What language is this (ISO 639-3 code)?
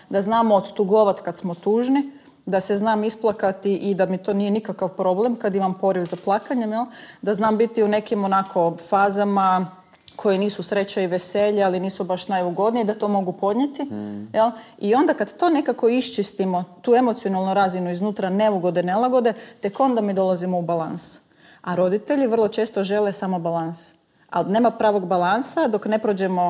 hrv